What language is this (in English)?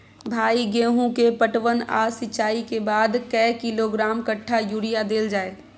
Maithili